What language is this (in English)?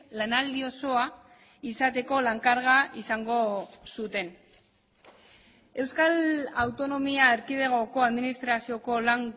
Basque